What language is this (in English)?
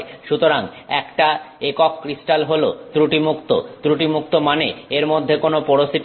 Bangla